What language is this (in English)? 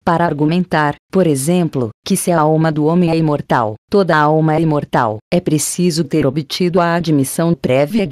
Portuguese